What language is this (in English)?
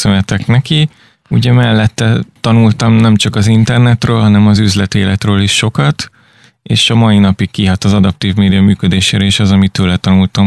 Hungarian